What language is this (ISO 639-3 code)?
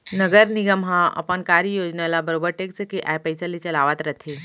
hne